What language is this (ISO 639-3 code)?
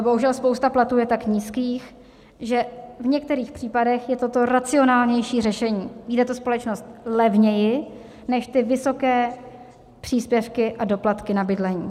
ces